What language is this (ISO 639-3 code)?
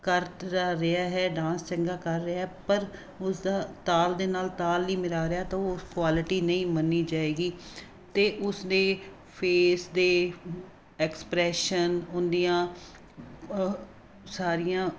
pan